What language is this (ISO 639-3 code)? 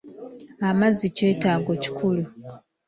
lug